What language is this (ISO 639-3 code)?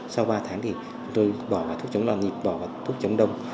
vie